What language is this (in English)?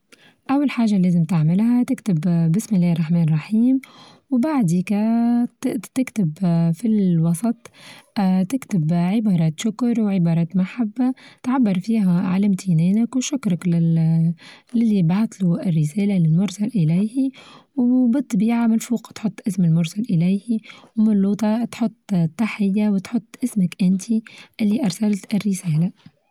Tunisian Arabic